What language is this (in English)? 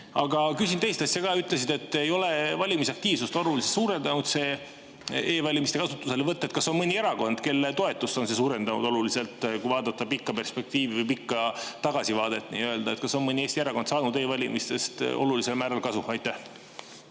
Estonian